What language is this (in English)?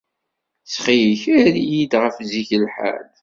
Kabyle